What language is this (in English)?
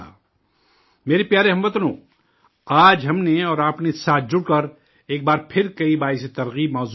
Urdu